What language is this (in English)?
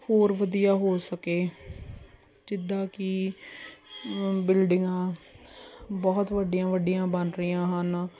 Punjabi